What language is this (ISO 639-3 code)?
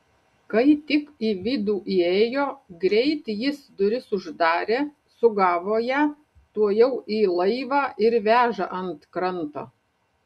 lit